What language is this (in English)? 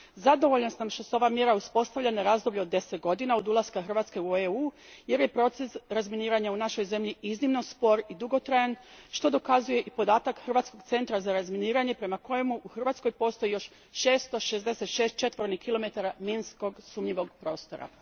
Croatian